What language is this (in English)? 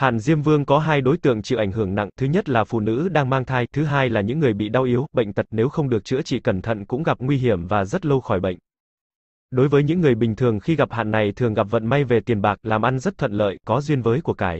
Vietnamese